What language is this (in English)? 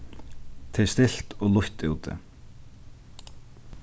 Faroese